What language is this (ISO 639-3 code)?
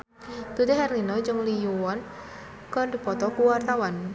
sun